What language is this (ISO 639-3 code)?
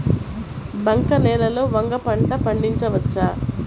tel